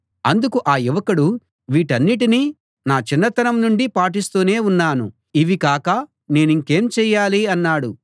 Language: Telugu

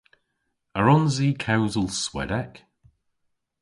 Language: Cornish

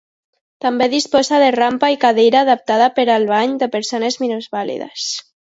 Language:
Catalan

